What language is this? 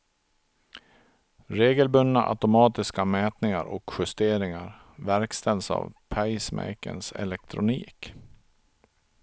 Swedish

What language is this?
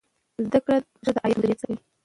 Pashto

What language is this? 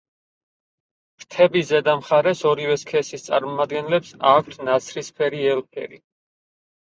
Georgian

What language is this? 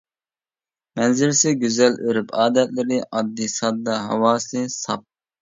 Uyghur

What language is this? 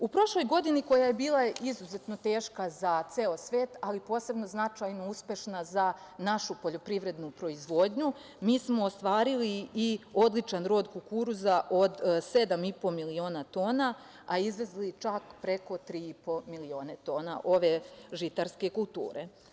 Serbian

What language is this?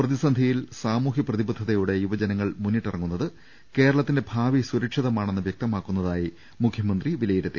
Malayalam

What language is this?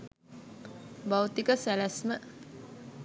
Sinhala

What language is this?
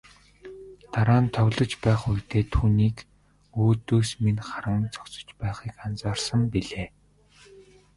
Mongolian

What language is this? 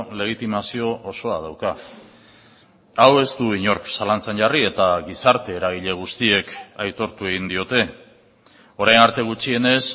Basque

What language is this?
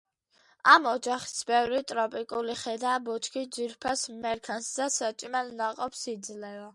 Georgian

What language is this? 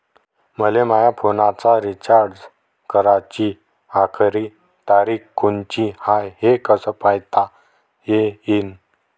Marathi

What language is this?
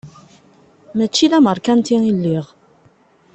Kabyle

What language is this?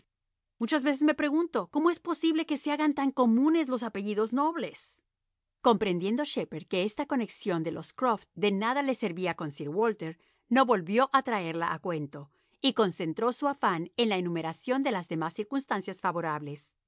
Spanish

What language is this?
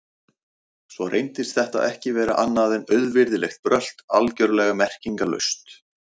Icelandic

